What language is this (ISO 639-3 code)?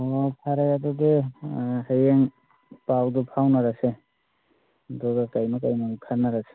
mni